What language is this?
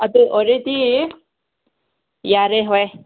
Manipuri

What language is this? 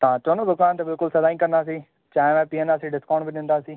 Sindhi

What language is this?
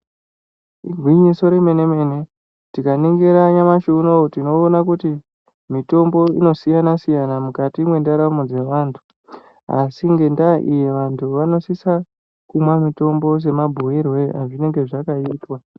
Ndau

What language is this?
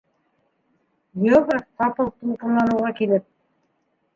Bashkir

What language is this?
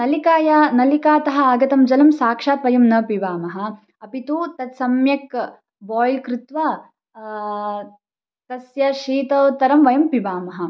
Sanskrit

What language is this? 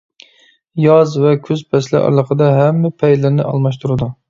Uyghur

